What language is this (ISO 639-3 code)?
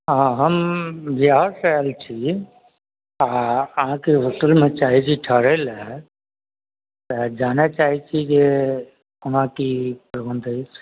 mai